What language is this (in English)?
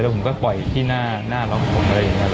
Thai